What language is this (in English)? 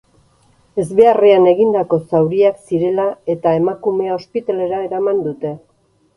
Basque